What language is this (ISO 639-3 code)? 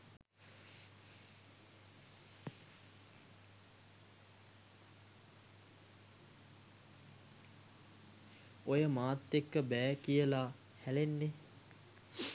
sin